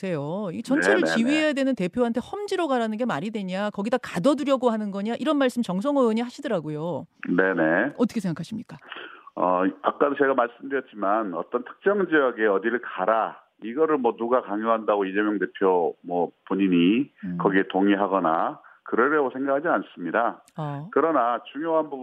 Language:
Korean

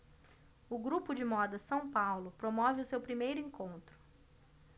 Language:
Portuguese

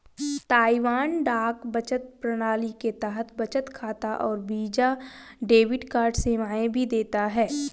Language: Hindi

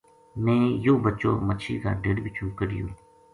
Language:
Gujari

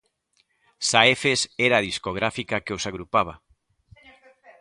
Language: Galician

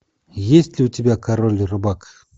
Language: Russian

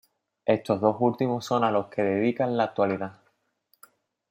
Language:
Spanish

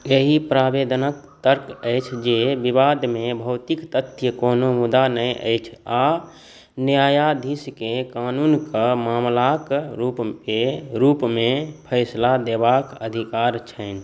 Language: Maithili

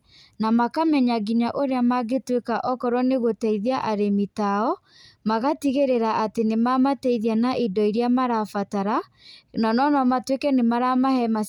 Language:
Kikuyu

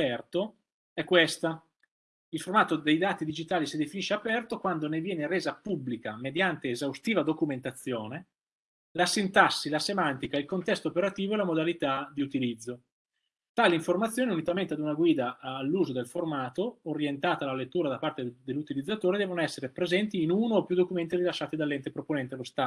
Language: Italian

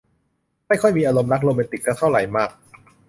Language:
Thai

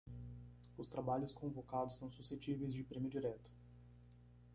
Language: Portuguese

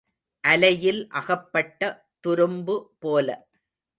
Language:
Tamil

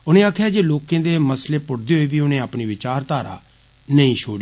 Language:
Dogri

